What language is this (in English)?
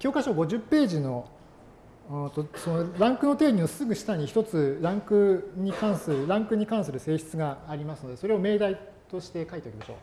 Japanese